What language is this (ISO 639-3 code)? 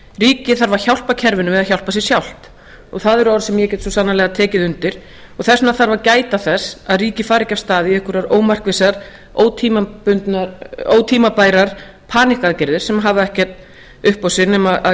isl